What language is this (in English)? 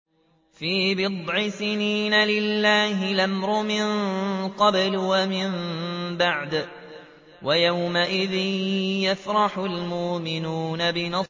Arabic